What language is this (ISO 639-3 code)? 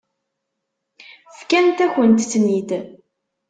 kab